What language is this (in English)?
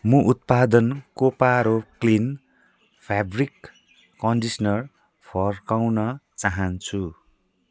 Nepali